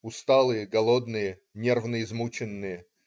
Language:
Russian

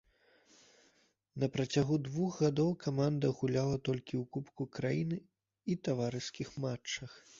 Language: Belarusian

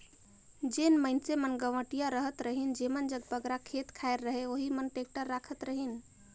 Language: Chhattisgarhi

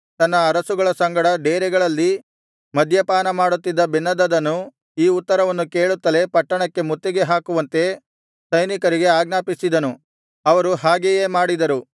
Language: Kannada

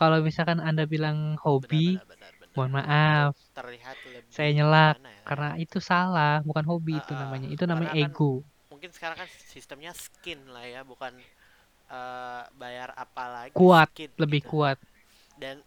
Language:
Indonesian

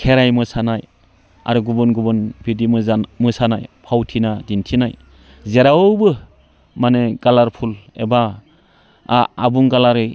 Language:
Bodo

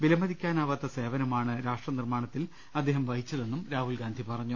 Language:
Malayalam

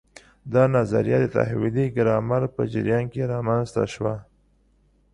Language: Pashto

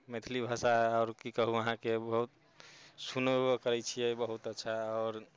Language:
Maithili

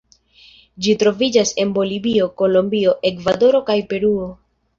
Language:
Esperanto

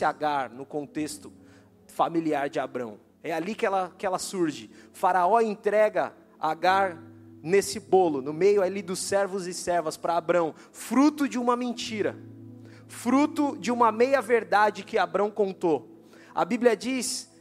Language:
Portuguese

